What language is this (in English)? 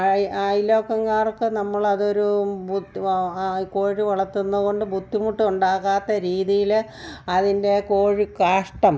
Malayalam